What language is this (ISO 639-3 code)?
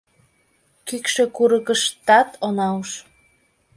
chm